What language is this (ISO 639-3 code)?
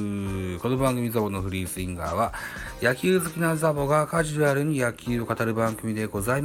jpn